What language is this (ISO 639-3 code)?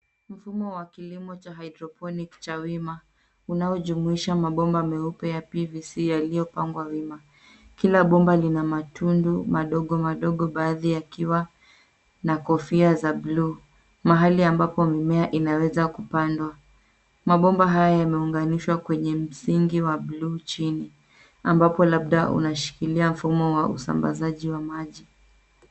swa